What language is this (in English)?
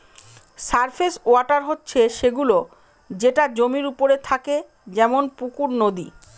Bangla